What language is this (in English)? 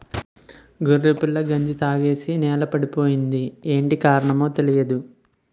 Telugu